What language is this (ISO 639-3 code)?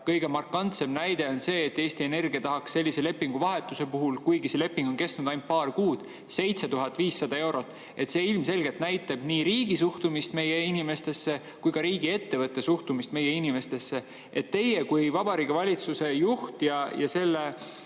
est